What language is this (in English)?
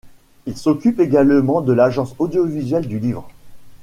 French